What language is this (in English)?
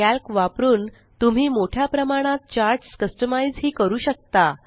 Marathi